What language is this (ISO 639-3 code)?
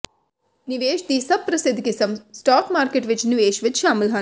pan